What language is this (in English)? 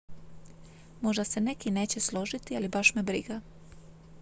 Croatian